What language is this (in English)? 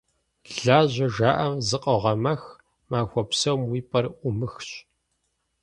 Kabardian